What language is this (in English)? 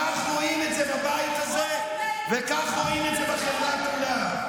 Hebrew